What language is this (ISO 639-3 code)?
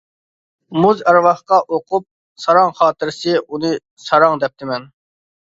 uig